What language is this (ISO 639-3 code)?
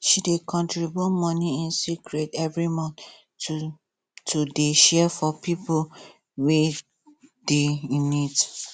pcm